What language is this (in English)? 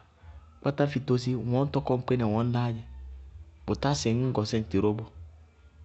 Bago-Kusuntu